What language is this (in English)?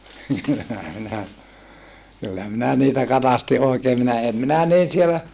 Finnish